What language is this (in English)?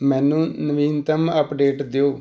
Punjabi